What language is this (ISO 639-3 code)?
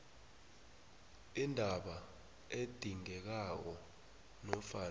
nbl